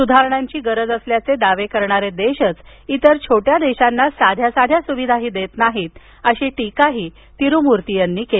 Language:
Marathi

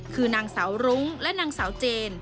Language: Thai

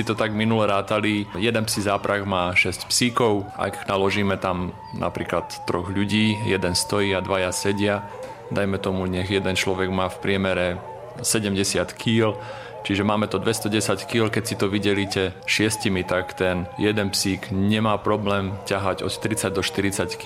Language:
Slovak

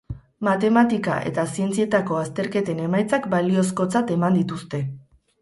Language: Basque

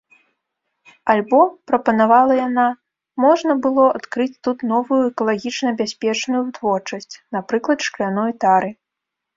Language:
Belarusian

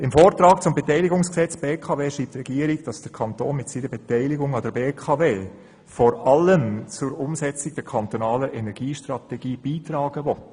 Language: Swiss German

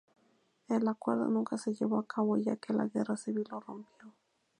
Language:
Spanish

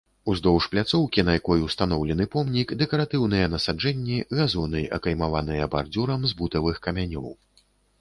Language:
Belarusian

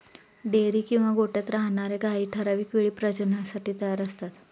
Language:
Marathi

